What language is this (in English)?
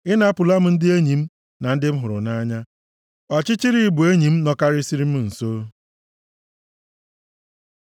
Igbo